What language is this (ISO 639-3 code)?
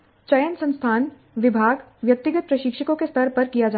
hin